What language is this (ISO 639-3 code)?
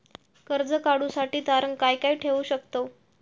mar